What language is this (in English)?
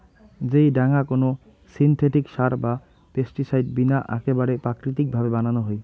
Bangla